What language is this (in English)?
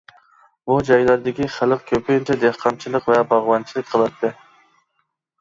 Uyghur